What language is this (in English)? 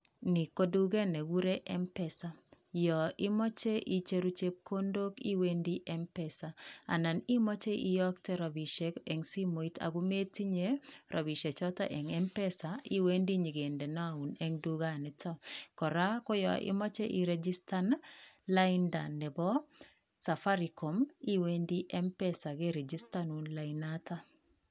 Kalenjin